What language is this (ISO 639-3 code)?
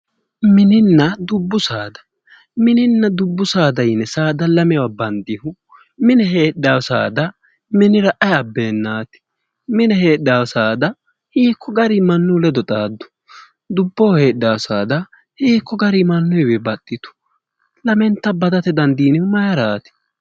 sid